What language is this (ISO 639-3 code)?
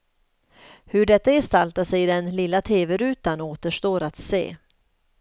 swe